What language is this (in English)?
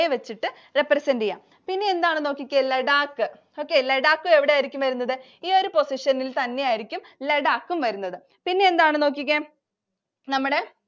Malayalam